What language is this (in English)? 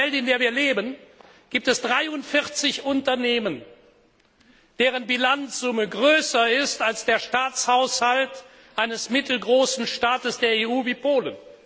German